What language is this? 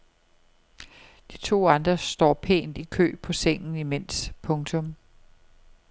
Danish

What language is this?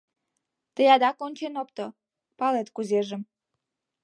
Mari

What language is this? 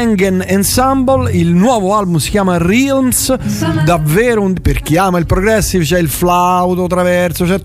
Italian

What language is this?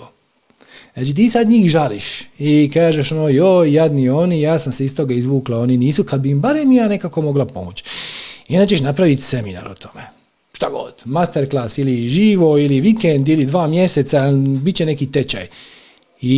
Croatian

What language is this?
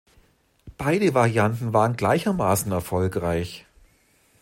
German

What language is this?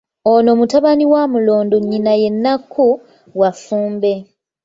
Ganda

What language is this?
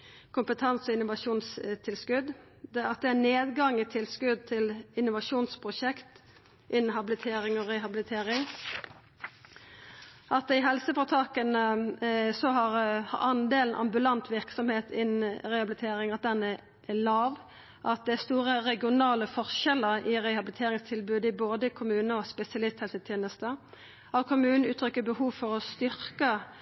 Norwegian Nynorsk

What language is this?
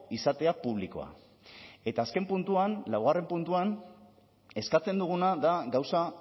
Basque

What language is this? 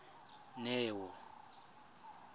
Tswana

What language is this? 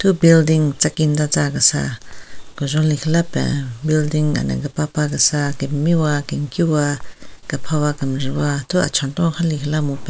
Southern Rengma Naga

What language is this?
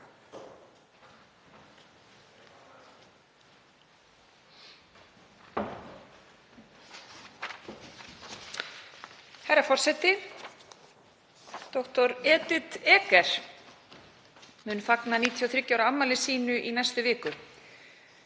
Icelandic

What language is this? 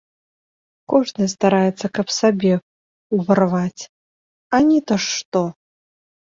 Belarusian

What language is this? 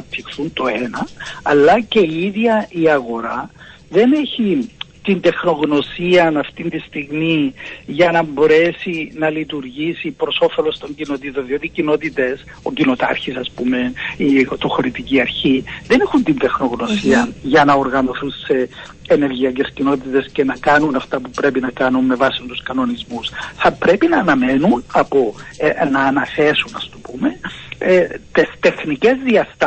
Greek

